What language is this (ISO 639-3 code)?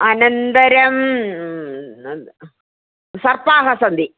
san